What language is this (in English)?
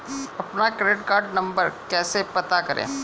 Hindi